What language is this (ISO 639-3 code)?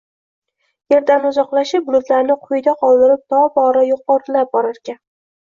uzb